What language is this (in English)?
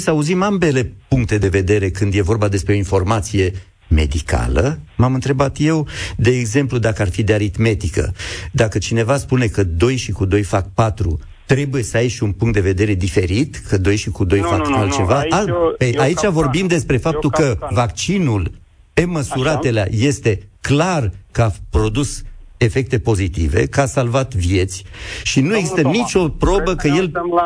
Romanian